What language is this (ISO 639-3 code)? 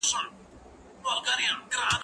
pus